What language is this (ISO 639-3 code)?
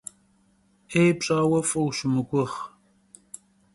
kbd